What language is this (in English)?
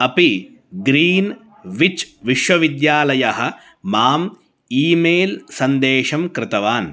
Sanskrit